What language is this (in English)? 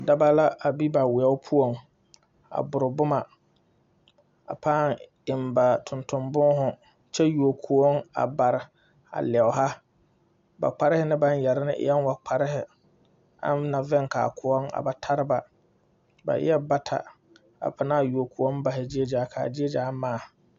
Southern Dagaare